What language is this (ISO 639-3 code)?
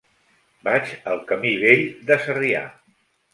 cat